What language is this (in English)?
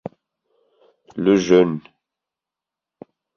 German